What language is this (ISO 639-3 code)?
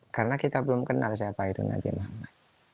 ind